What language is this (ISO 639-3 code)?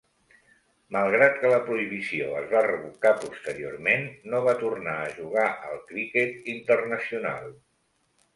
cat